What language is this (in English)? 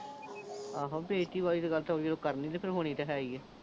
Punjabi